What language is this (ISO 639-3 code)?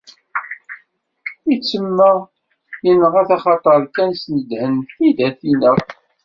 kab